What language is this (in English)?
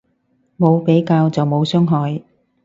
Cantonese